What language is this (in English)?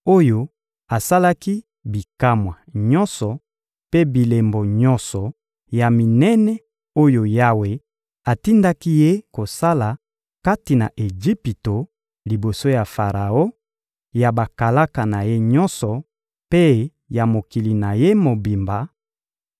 Lingala